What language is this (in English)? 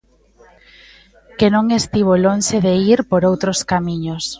Galician